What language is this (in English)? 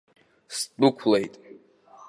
Abkhazian